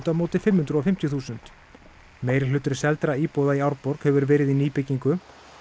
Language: Icelandic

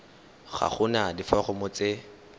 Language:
Tswana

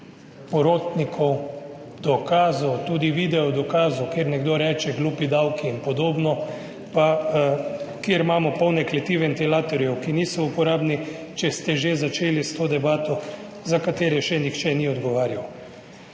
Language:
Slovenian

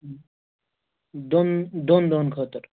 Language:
Kashmiri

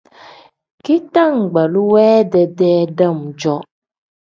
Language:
Tem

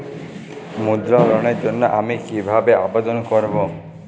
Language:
Bangla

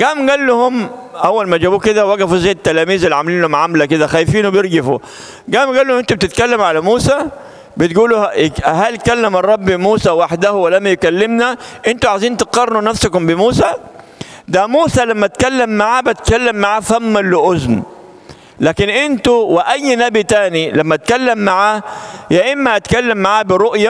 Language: Arabic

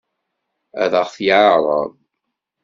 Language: Kabyle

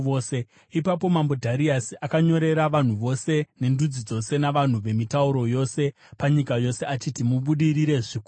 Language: Shona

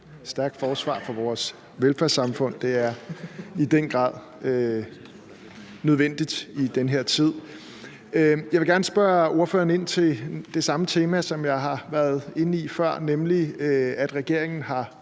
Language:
Danish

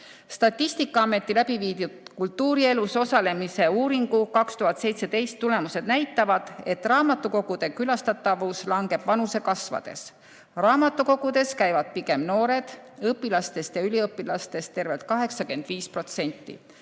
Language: Estonian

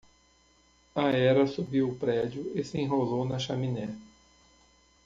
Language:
Portuguese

